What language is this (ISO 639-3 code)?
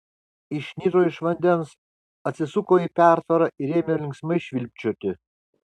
lit